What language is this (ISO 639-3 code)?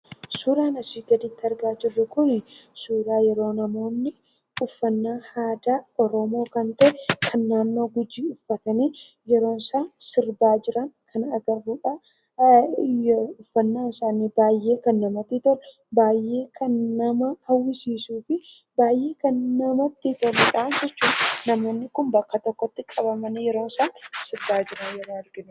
orm